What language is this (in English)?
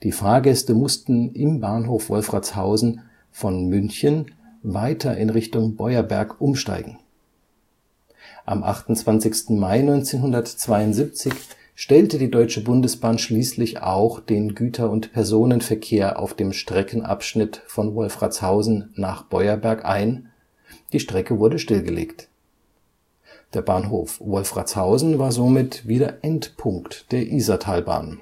German